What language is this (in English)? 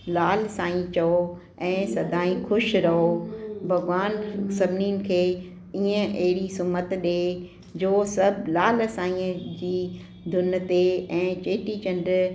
Sindhi